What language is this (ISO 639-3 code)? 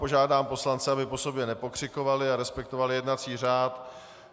ces